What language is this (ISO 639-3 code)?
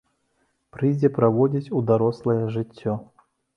bel